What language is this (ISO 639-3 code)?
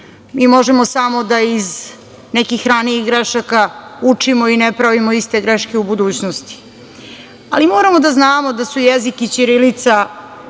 srp